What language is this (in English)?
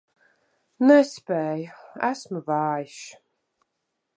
Latvian